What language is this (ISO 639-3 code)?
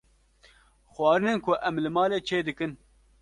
kur